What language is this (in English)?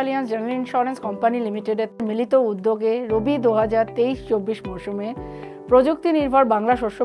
Portuguese